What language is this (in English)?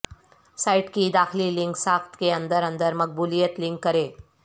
Urdu